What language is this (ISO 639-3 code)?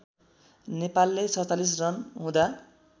nep